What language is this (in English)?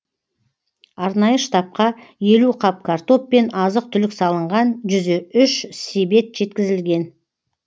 Kazakh